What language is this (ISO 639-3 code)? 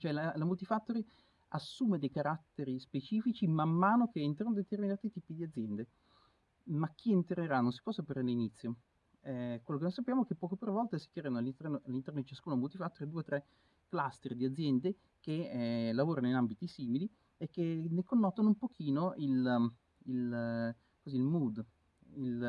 ita